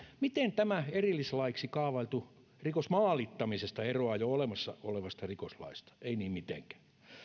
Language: Finnish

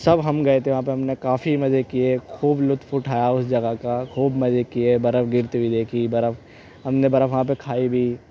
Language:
Urdu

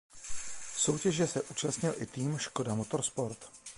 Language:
Czech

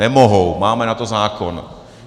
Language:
Czech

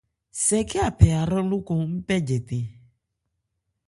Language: Ebrié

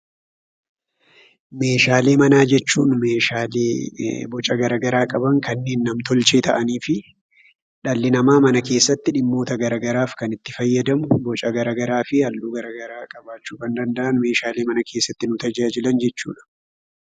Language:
Oromo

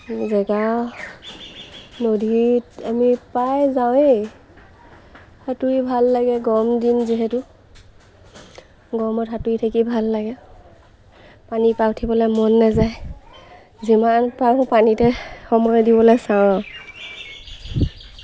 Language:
Assamese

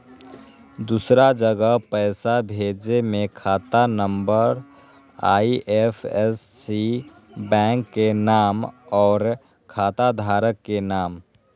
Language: Magahi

